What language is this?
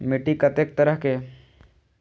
Maithili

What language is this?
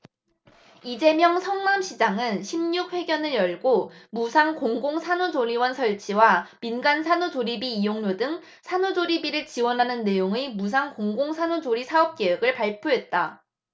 Korean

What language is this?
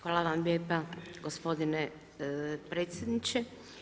Croatian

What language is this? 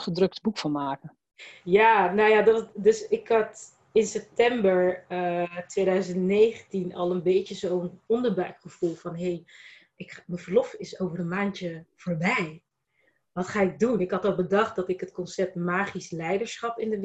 Dutch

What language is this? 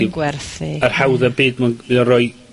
Welsh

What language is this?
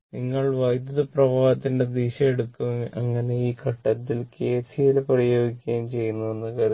Malayalam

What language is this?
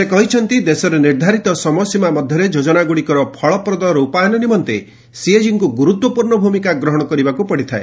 Odia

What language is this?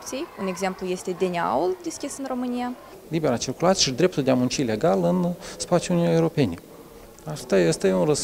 Romanian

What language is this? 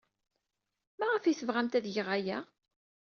Kabyle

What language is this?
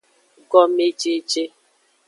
Aja (Benin)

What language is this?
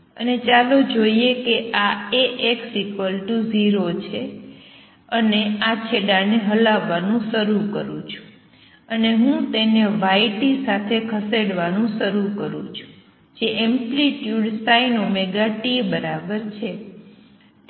Gujarati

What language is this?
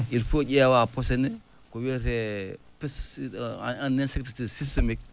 Fula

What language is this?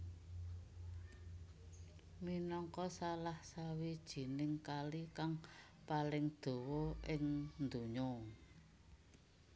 Javanese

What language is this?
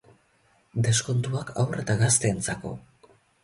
Basque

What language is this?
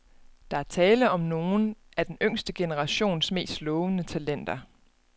Danish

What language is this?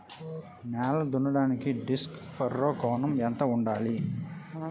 Telugu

